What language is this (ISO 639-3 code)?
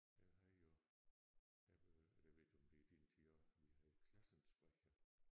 dan